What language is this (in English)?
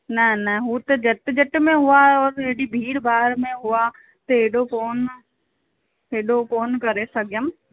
Sindhi